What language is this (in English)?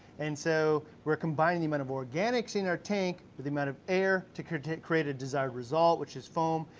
English